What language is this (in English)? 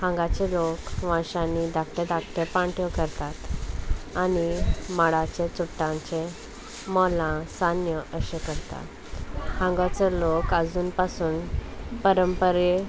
Konkani